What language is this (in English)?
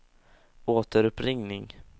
Swedish